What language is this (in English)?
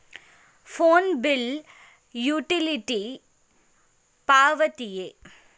Kannada